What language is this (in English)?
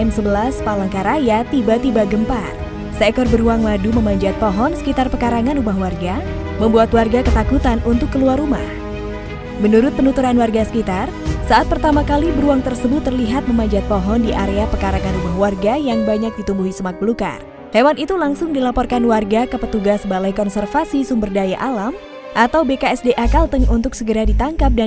Indonesian